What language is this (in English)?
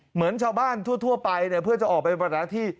Thai